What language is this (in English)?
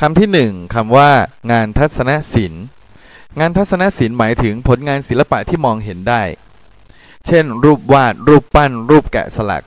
Thai